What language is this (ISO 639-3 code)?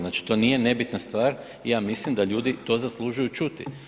hrv